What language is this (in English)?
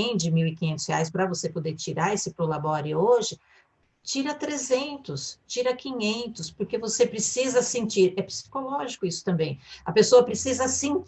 Portuguese